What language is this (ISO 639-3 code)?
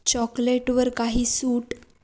mar